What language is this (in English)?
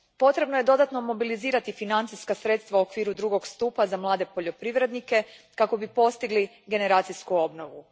Croatian